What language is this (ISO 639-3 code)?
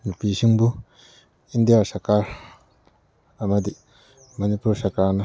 mni